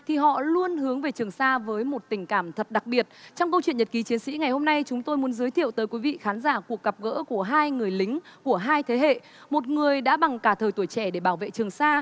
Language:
Vietnamese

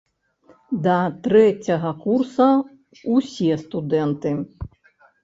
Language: Belarusian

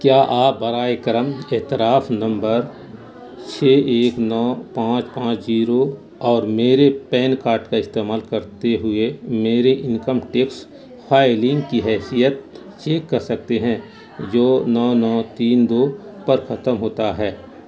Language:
Urdu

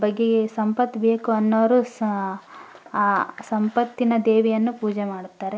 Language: Kannada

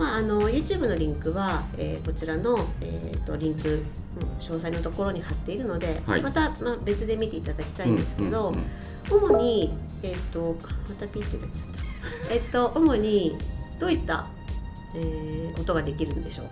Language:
Japanese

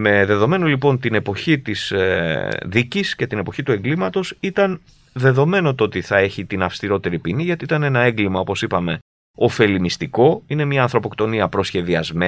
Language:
Greek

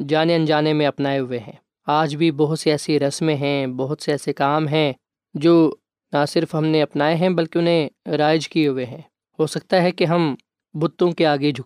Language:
Urdu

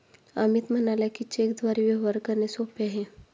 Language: Marathi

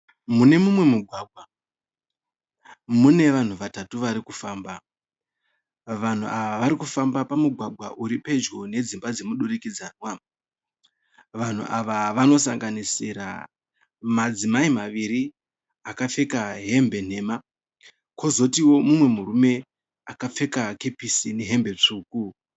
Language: Shona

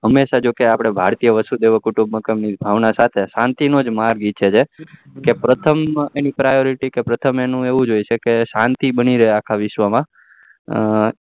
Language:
Gujarati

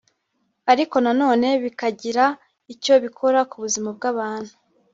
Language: Kinyarwanda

